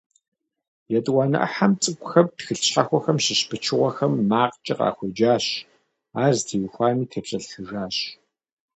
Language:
Kabardian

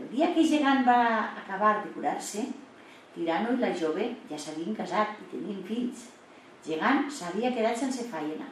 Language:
Spanish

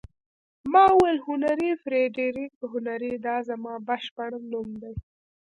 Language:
Pashto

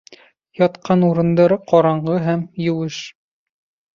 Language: Bashkir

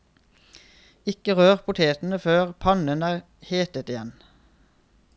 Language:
Norwegian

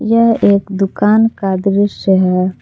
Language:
Hindi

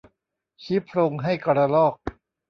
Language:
Thai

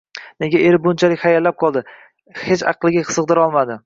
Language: Uzbek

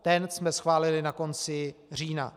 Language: Czech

